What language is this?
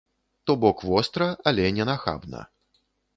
Belarusian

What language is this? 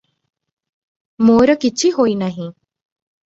Odia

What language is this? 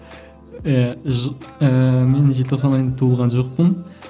Kazakh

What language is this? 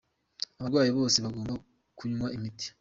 Kinyarwanda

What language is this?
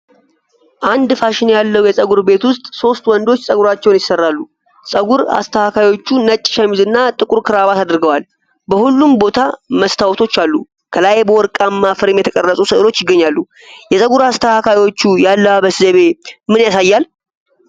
Amharic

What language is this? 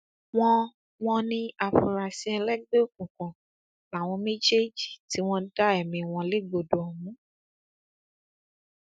Yoruba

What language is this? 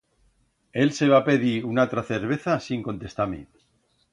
Aragonese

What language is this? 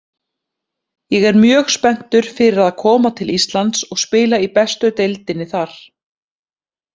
Icelandic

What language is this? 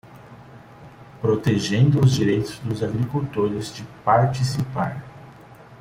Portuguese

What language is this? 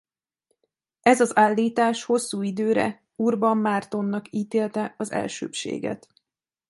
Hungarian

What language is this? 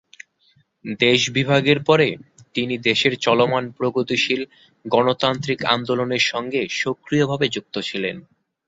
Bangla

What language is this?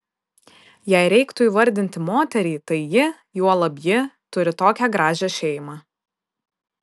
Lithuanian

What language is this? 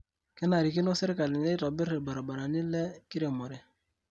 Masai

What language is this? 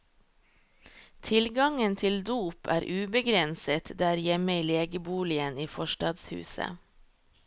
Norwegian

